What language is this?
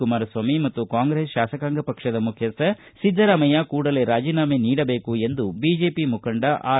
Kannada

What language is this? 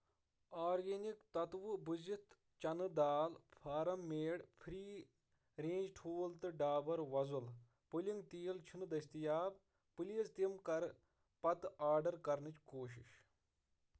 Kashmiri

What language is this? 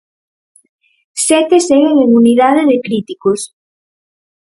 Galician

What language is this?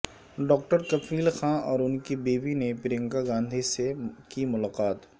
Urdu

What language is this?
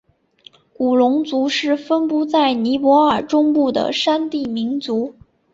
Chinese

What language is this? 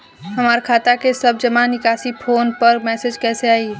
Bhojpuri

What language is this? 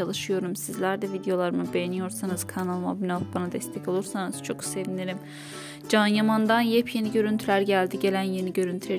Turkish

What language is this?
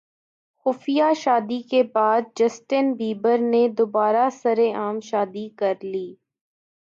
Urdu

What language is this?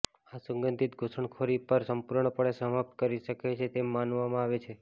Gujarati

